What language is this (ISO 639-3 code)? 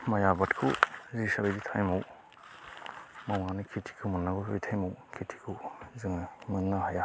brx